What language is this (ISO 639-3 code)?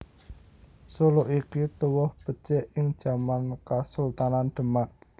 jav